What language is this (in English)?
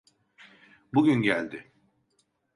Turkish